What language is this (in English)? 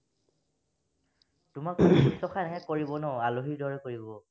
Assamese